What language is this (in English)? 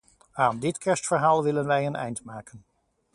Dutch